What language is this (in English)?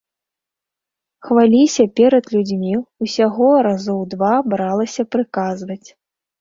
Belarusian